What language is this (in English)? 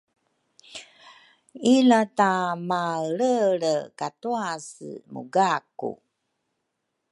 Rukai